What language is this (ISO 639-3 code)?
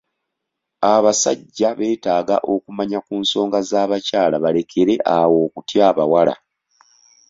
lug